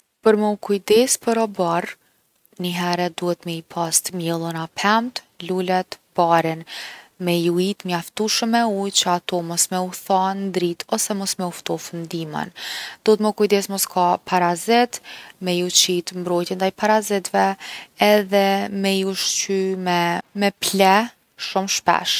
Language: Gheg Albanian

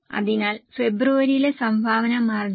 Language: Malayalam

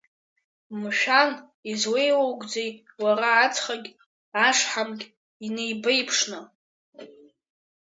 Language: Abkhazian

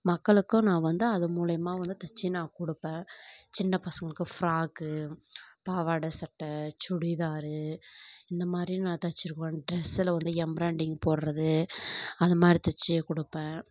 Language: Tamil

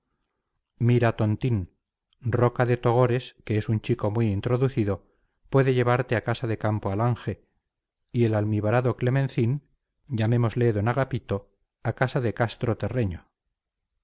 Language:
Spanish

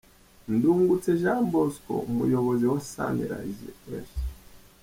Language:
Kinyarwanda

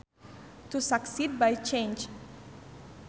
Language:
Sundanese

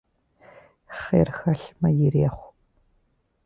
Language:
Kabardian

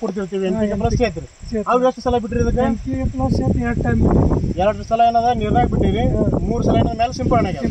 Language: Hindi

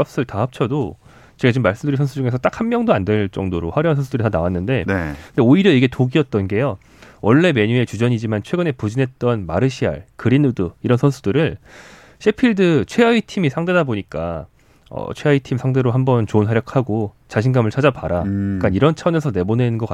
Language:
Korean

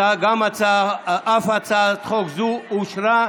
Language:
Hebrew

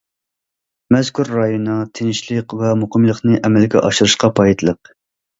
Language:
Uyghur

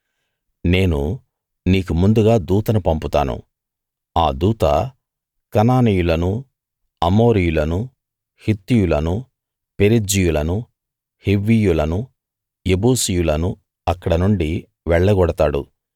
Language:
Telugu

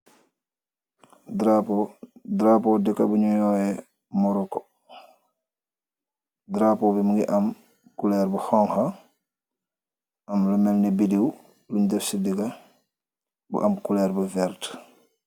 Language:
Wolof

